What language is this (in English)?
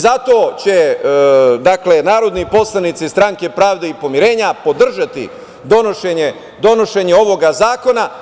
Serbian